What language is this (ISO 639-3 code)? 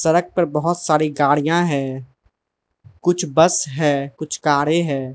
hin